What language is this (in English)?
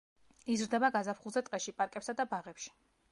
Georgian